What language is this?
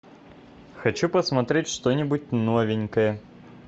Russian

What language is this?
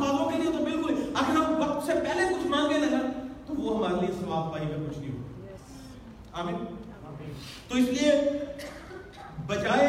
Urdu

